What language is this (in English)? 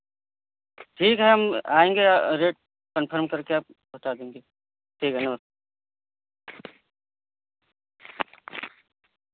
Hindi